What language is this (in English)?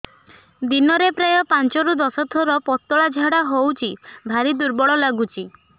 Odia